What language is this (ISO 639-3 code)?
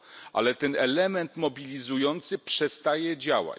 pol